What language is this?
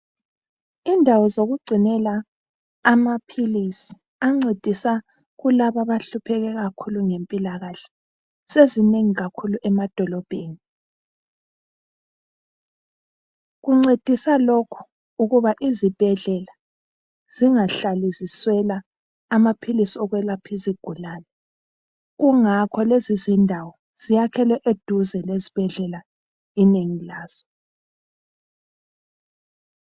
North Ndebele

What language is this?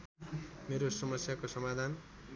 Nepali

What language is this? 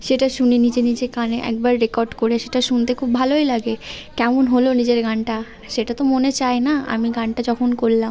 Bangla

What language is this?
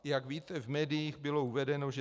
Czech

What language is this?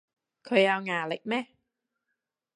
Cantonese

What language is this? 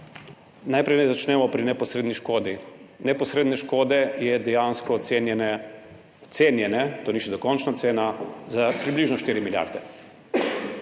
Slovenian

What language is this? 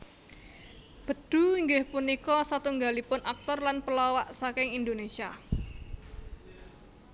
Javanese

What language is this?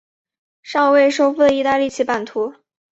Chinese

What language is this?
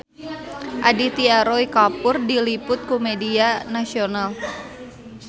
Sundanese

